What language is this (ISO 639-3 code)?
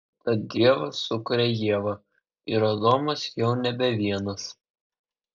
lit